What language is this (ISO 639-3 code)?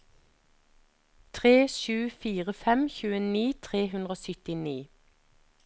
nor